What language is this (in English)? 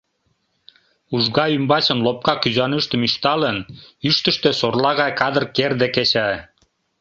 Mari